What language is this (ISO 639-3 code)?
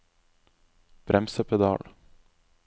nor